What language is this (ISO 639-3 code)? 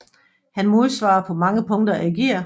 dan